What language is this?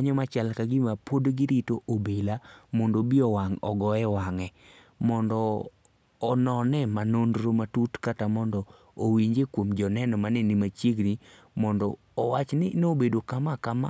Luo (Kenya and Tanzania)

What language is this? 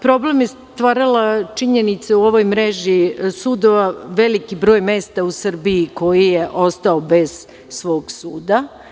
Serbian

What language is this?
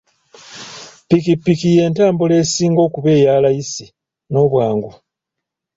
Ganda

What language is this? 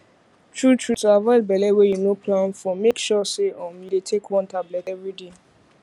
Nigerian Pidgin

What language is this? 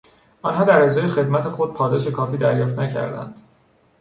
Persian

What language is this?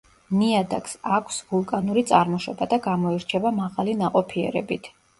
Georgian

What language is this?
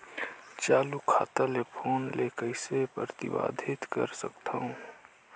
Chhattisgarhi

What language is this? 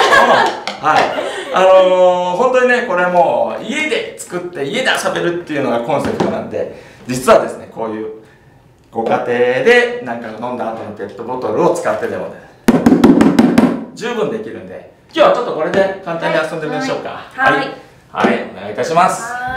Japanese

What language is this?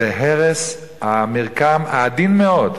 Hebrew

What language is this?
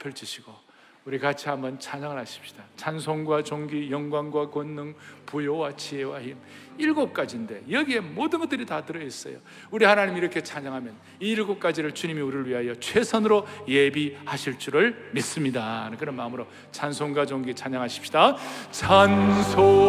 Korean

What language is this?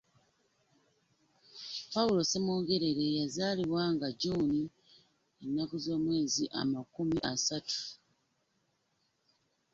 Ganda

